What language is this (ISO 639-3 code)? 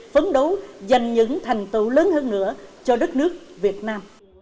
vie